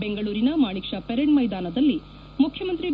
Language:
Kannada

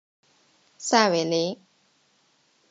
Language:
Chinese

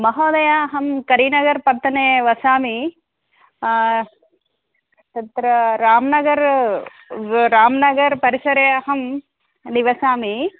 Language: Sanskrit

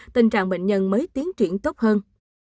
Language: Vietnamese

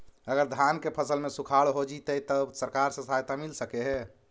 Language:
Magahi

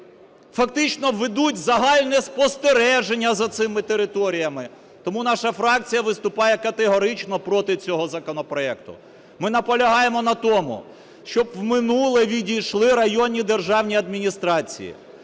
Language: Ukrainian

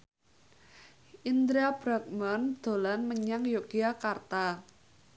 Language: Javanese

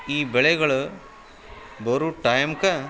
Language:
Kannada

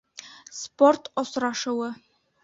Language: Bashkir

